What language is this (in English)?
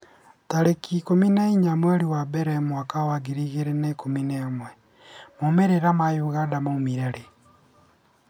Kikuyu